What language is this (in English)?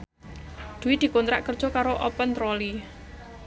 Javanese